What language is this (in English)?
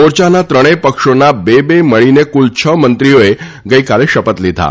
Gujarati